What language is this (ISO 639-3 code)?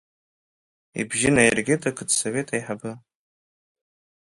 abk